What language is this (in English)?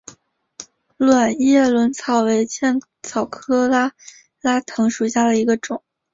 Chinese